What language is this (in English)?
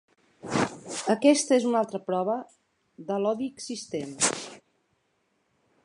Catalan